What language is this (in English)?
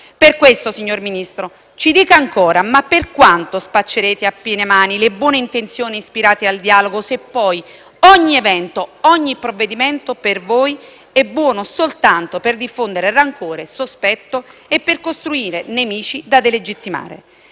Italian